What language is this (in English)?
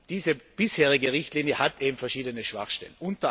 German